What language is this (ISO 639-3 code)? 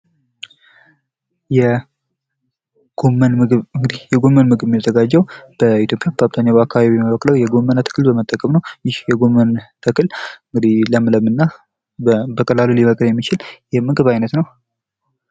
amh